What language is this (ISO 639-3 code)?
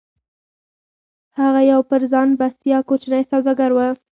pus